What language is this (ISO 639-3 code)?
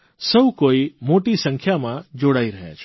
guj